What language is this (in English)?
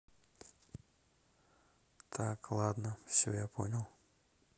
Russian